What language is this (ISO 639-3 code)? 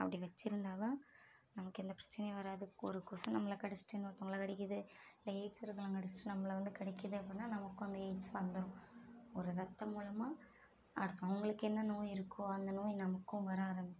tam